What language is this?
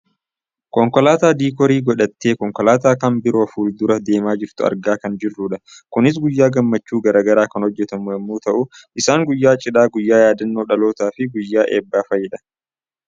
Oromo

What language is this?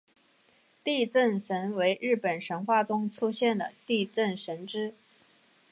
Chinese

